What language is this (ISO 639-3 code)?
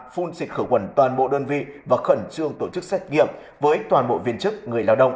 vie